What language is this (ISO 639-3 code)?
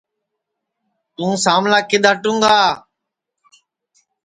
ssi